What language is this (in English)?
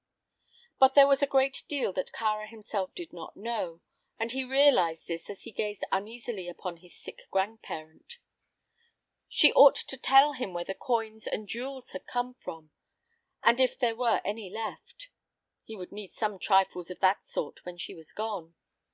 English